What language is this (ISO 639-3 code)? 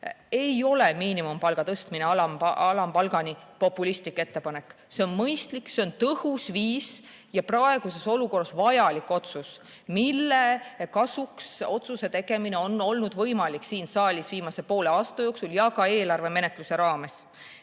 est